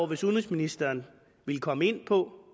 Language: Danish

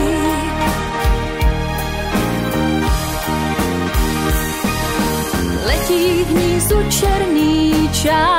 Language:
Romanian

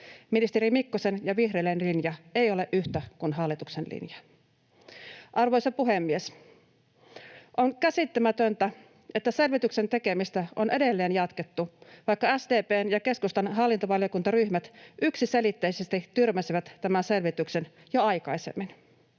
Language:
Finnish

